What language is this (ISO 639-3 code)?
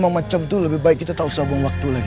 ind